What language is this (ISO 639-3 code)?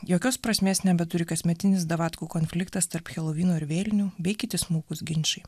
lit